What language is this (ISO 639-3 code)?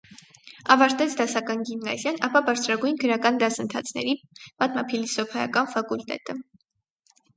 hye